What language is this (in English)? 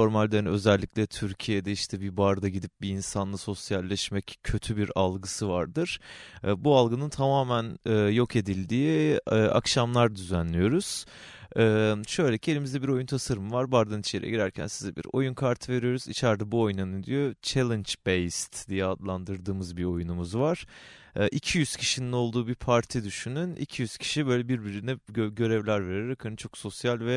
Turkish